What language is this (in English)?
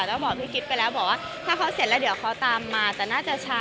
Thai